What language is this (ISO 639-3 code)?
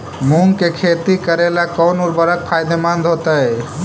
mag